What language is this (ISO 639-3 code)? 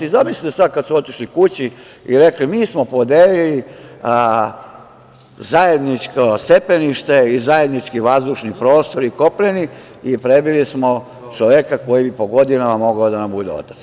srp